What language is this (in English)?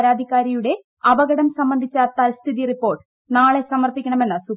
Malayalam